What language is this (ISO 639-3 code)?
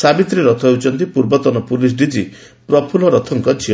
ori